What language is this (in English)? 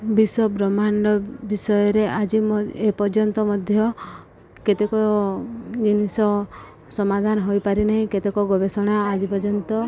Odia